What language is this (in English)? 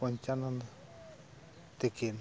Santali